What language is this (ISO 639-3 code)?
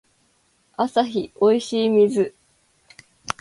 jpn